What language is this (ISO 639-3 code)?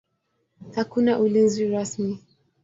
swa